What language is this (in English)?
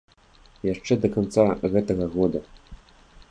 Belarusian